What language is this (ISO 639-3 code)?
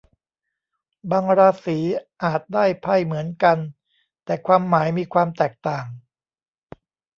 tha